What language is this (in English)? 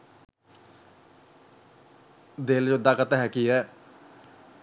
Sinhala